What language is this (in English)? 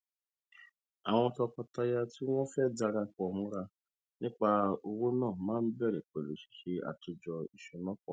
Yoruba